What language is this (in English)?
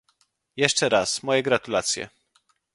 Polish